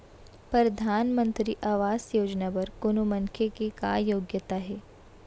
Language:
Chhattisgarhi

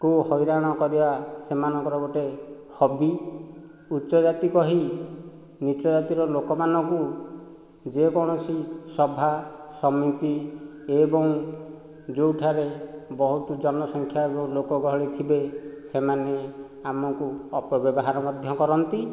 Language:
Odia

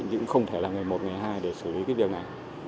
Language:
Vietnamese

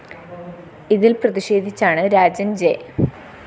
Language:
Malayalam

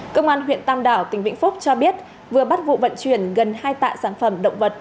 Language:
Vietnamese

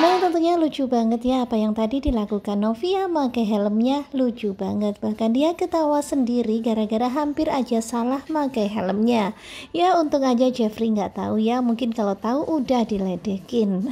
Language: Indonesian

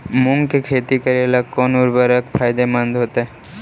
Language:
Magahi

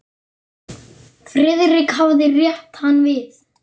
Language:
Icelandic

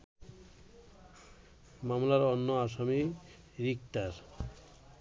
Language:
Bangla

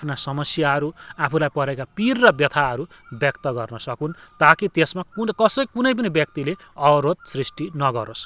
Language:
Nepali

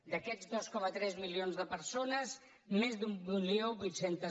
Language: Catalan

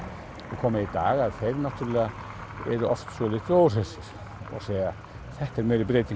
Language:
Icelandic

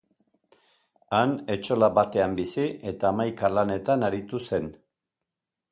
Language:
Basque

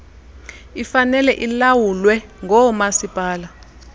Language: Xhosa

